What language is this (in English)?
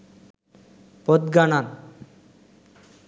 Sinhala